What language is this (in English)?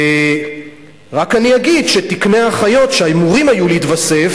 Hebrew